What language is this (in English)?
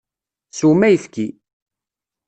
Kabyle